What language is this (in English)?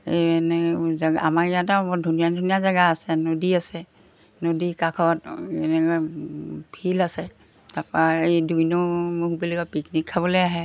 Assamese